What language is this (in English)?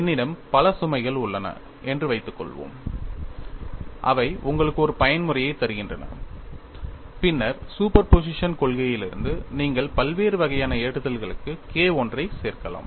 Tamil